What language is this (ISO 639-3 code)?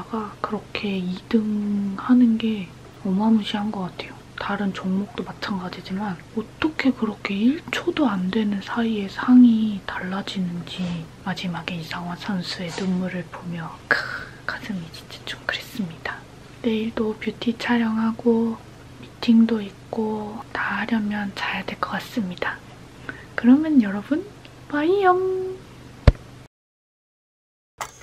kor